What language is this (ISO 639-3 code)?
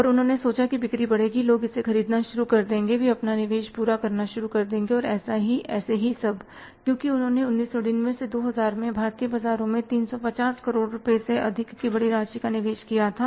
hin